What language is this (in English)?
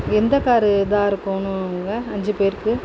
Tamil